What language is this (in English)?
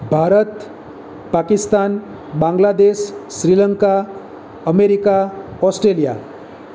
Gujarati